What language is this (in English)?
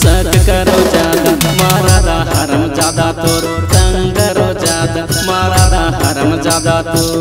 Hindi